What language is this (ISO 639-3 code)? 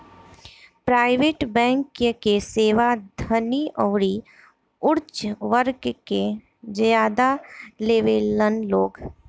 bho